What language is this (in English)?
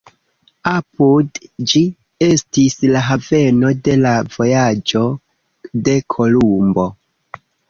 Esperanto